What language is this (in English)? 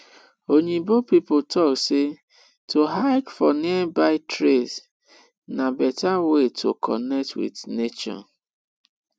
Nigerian Pidgin